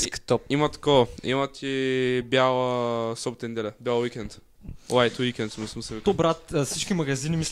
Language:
Bulgarian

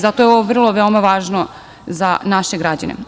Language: Serbian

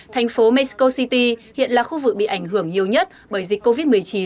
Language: Vietnamese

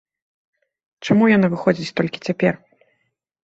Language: Belarusian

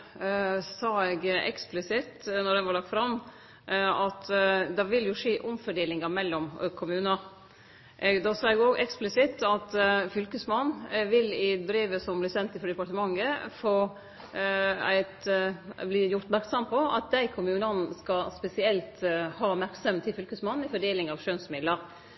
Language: Norwegian Nynorsk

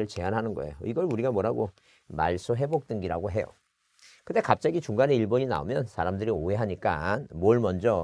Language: Korean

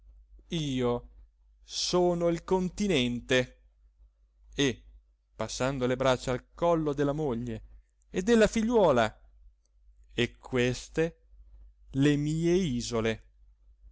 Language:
Italian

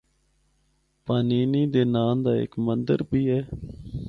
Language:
Northern Hindko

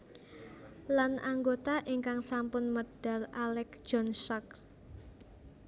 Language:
Javanese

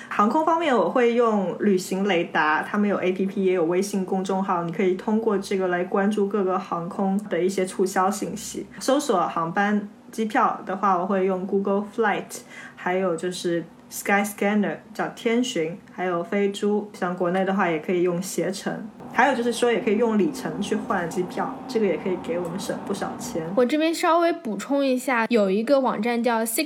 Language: Chinese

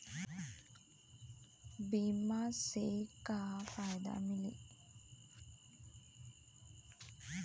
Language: Bhojpuri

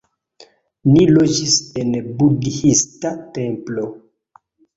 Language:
Esperanto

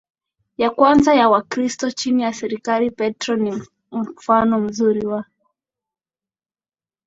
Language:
Swahili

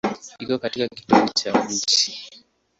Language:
Swahili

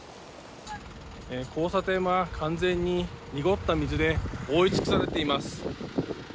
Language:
Japanese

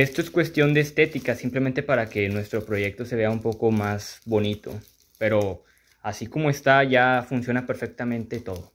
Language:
Spanish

